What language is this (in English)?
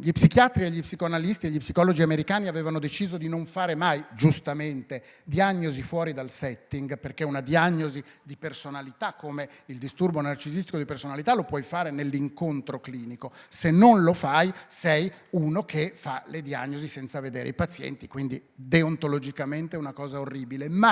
Italian